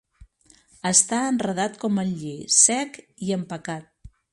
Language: Catalan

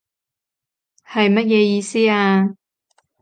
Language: Cantonese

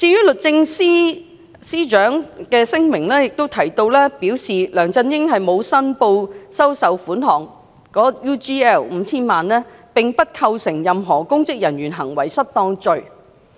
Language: Cantonese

